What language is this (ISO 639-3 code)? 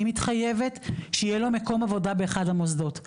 heb